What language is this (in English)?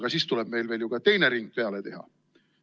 Estonian